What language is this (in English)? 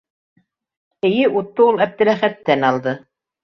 Bashkir